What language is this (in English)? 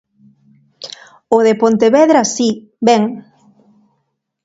Galician